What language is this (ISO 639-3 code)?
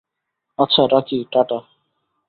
ben